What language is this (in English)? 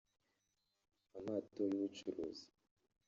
Kinyarwanda